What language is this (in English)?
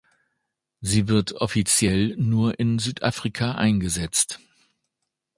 German